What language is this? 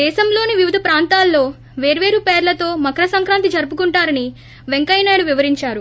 Telugu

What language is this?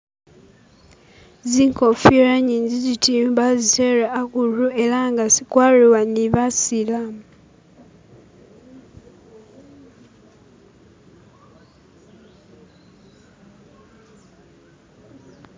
Masaaba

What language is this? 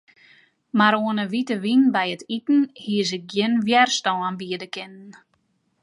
Western Frisian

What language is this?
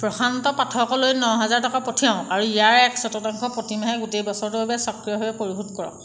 Assamese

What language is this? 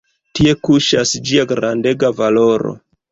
Esperanto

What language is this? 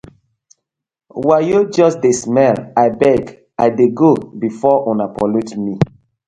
Nigerian Pidgin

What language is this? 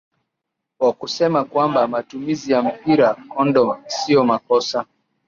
Swahili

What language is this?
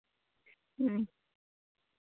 Santali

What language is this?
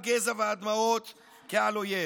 Hebrew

